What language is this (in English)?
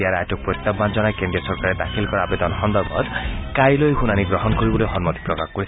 Assamese